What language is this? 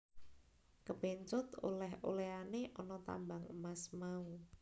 Javanese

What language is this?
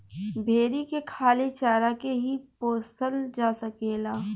Bhojpuri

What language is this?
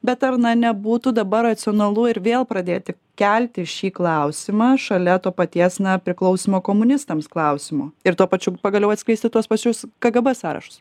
Lithuanian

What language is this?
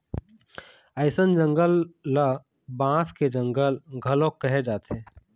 Chhattisgarhi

